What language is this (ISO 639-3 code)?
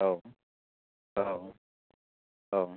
brx